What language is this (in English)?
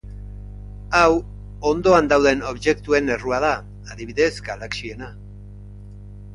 Basque